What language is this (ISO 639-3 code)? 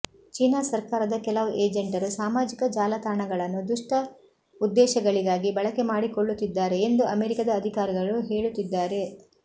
kan